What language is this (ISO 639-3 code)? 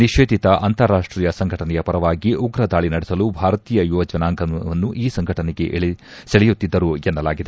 kan